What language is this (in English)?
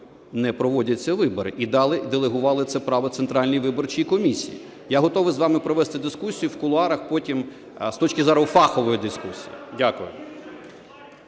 Ukrainian